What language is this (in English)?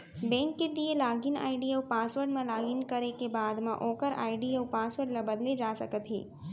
Chhattisgarhi